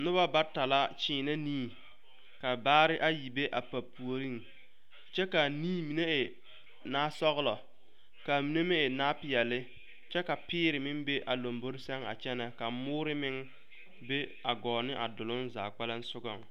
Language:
Southern Dagaare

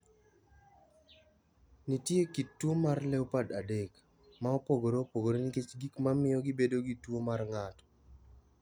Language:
Luo (Kenya and Tanzania)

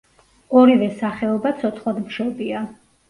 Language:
Georgian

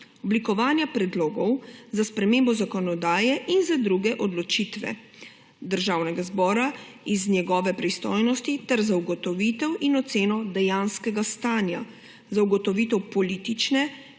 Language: Slovenian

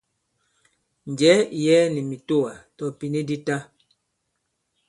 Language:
Bankon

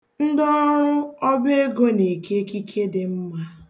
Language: Igbo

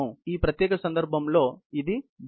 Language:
Telugu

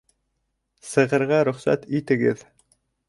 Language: Bashkir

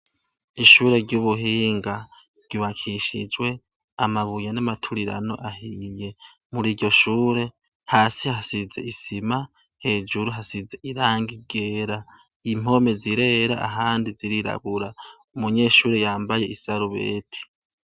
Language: Rundi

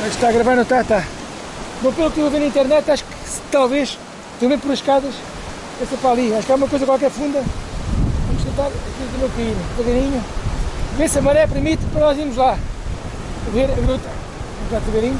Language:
Portuguese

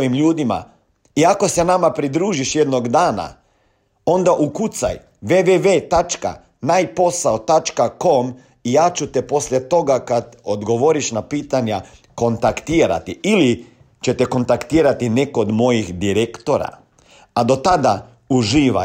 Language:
Croatian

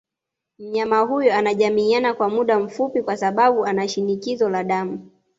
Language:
Swahili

